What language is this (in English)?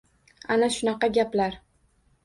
Uzbek